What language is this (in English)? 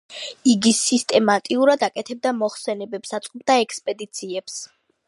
Georgian